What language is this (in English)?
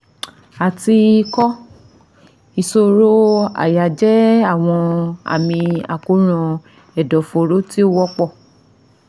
Yoruba